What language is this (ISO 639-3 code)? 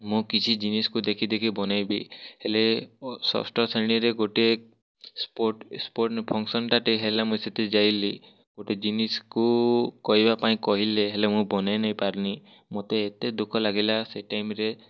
ori